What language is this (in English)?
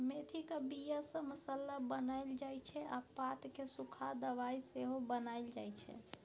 Maithili